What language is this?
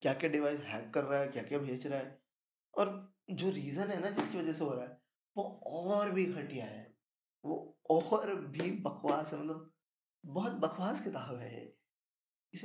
Hindi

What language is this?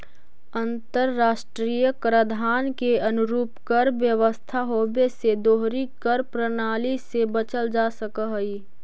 Magahi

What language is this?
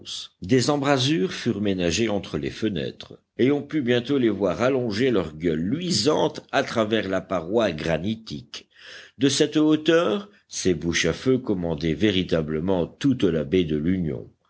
French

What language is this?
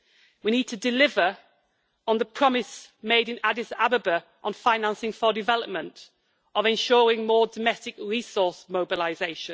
English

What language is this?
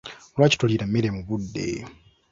Ganda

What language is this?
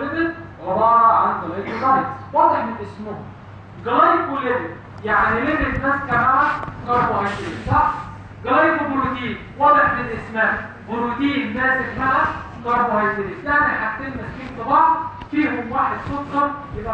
Arabic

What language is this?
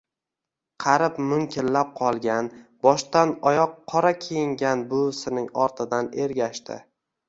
Uzbek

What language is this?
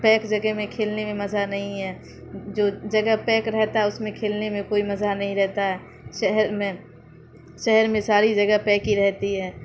Urdu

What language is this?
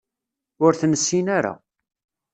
Kabyle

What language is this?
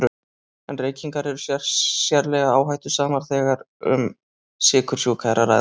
Icelandic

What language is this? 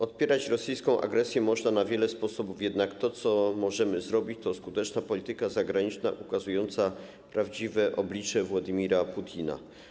Polish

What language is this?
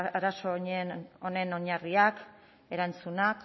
Basque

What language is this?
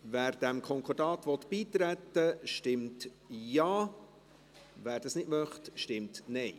Swiss German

